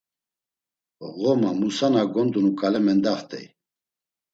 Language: Laz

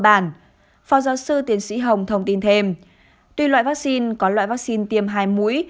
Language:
Vietnamese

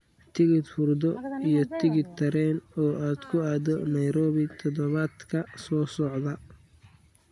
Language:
Somali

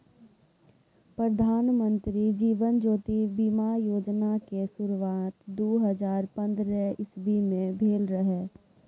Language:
Maithili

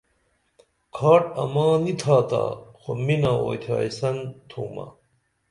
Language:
Dameli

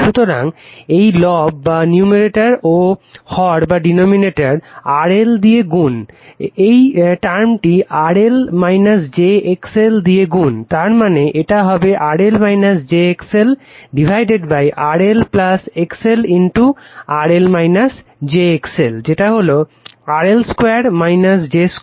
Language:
Bangla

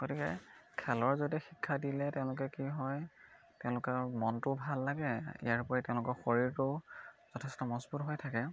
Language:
Assamese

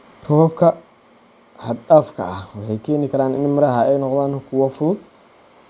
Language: Somali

